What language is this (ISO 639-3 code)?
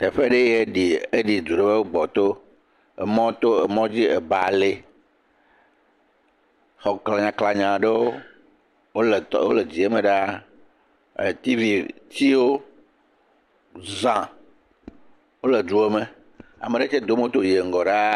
ewe